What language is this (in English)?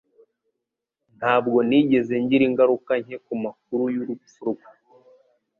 Kinyarwanda